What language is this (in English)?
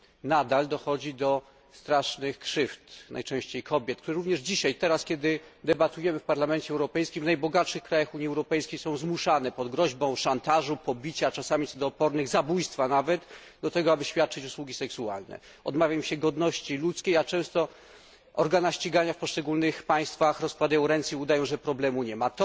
Polish